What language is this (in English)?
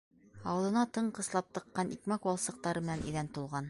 Bashkir